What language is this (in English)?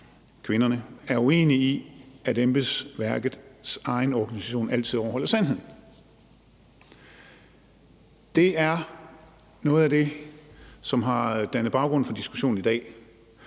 Danish